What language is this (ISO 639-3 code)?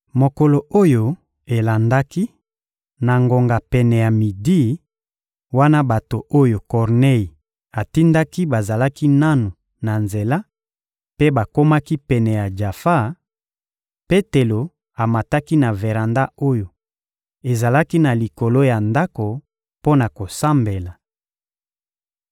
lin